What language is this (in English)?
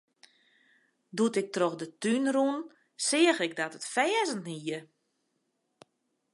Western Frisian